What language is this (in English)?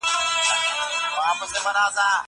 Pashto